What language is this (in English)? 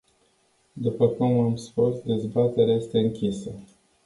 Romanian